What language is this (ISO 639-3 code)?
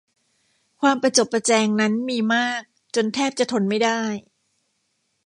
tha